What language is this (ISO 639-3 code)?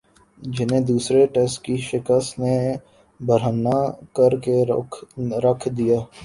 urd